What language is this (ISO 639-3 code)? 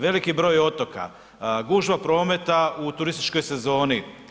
hrv